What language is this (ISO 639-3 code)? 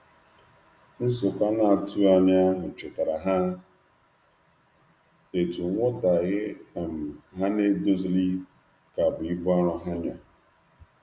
ibo